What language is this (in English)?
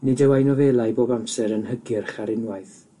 Welsh